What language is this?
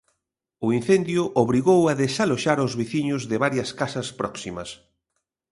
Galician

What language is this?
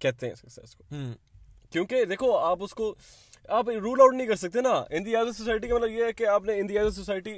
Urdu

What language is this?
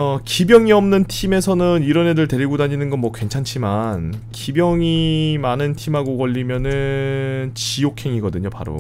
Korean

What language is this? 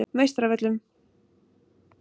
Icelandic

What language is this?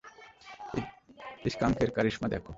Bangla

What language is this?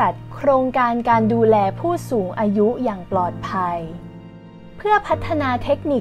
Thai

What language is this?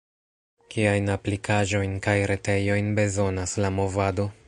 Esperanto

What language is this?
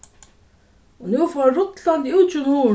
Faroese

